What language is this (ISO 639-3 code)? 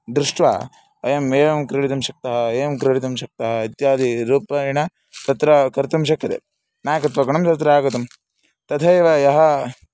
san